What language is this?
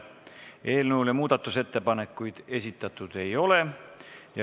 Estonian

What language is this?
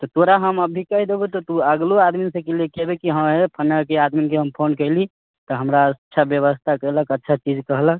Maithili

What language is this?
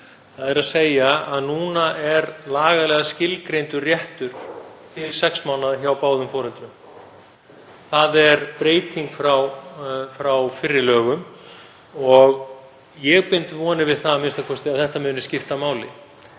Icelandic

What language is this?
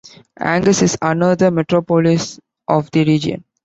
English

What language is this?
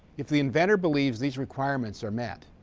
English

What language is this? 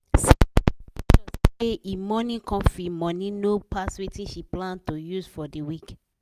Nigerian Pidgin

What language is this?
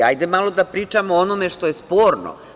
Serbian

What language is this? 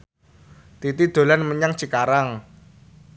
Javanese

